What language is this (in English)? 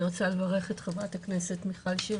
Hebrew